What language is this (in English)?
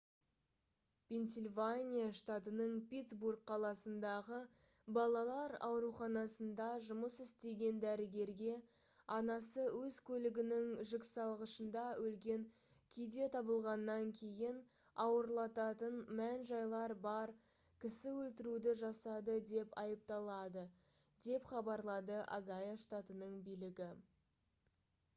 Kazakh